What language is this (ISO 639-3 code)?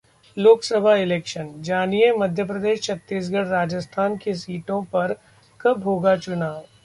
hin